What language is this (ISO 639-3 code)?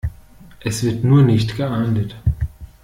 deu